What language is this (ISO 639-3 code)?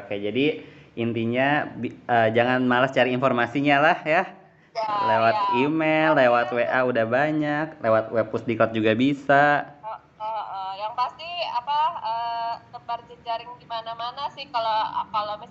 ind